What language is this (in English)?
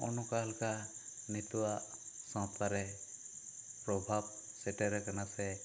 Santali